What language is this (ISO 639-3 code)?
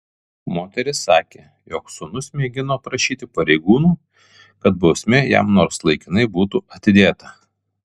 lit